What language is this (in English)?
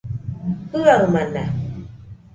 Nüpode Huitoto